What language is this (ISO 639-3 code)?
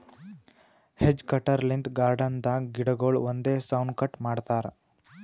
kan